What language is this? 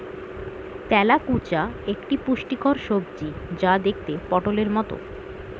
Bangla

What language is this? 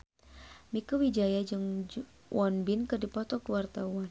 Sundanese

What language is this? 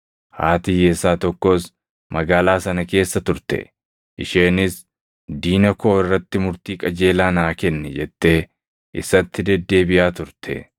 Oromo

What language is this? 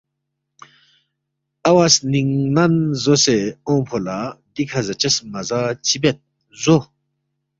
Balti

